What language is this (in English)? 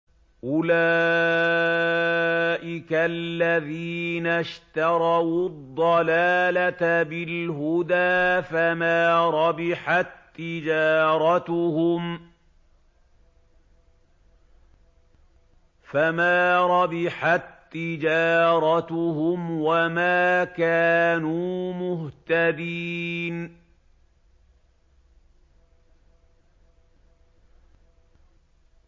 Arabic